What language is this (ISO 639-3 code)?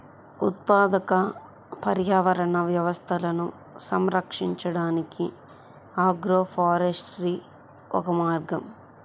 tel